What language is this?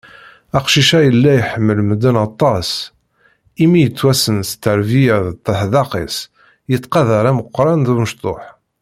Kabyle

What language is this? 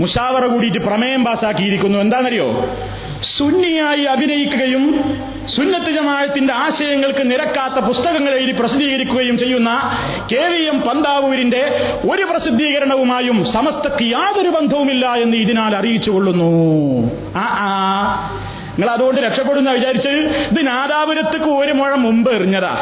Malayalam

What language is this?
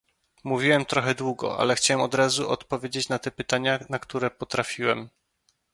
Polish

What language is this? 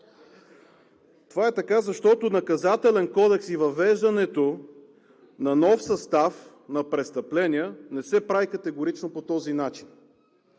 Bulgarian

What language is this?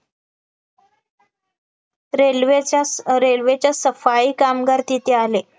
Marathi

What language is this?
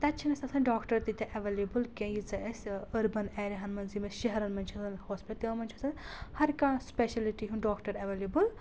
Kashmiri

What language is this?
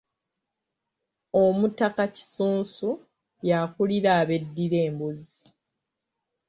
Ganda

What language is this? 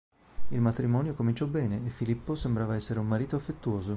Italian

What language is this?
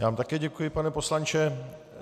Czech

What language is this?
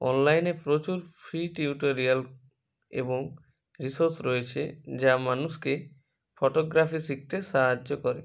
Bangla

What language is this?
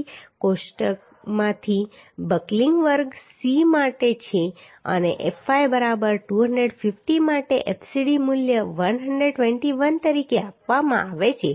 Gujarati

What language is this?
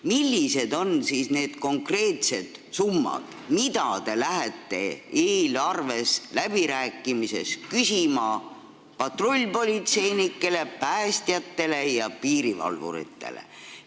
Estonian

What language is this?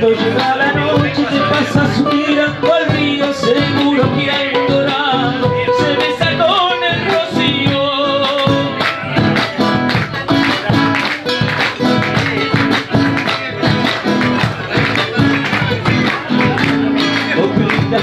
Arabic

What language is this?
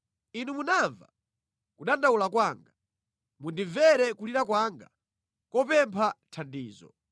Nyanja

